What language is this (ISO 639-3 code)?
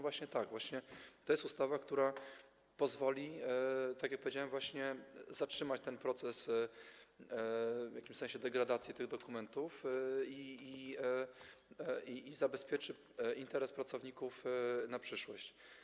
pol